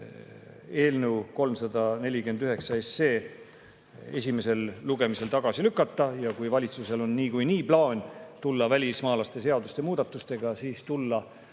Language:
Estonian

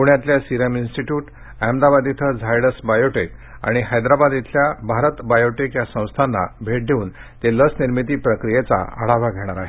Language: Marathi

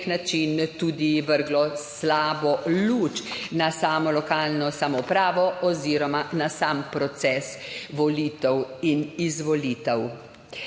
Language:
Slovenian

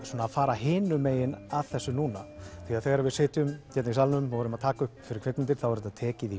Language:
Icelandic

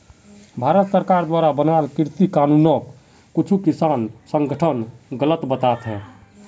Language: Magahi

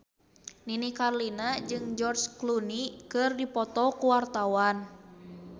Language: Sundanese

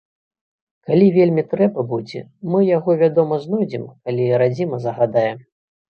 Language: Belarusian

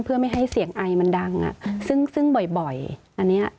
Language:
Thai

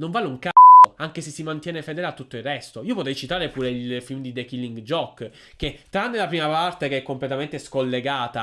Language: Italian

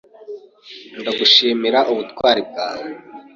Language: Kinyarwanda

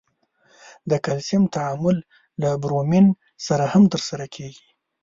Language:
Pashto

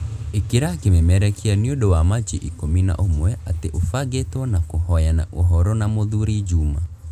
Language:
Kikuyu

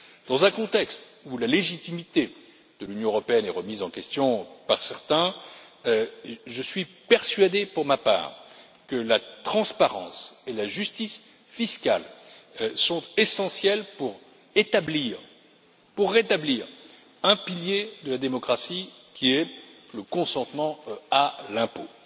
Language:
French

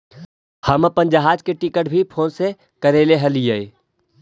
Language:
Magahi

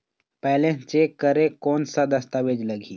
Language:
Chhattisgarhi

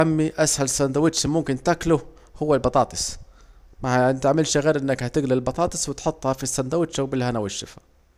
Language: Saidi Arabic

